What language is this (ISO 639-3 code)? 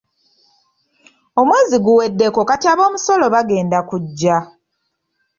lug